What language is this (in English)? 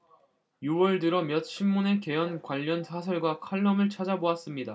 Korean